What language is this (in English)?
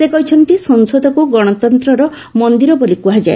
Odia